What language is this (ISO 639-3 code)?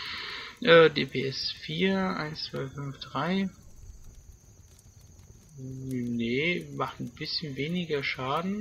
deu